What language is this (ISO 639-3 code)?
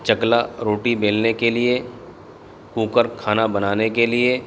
urd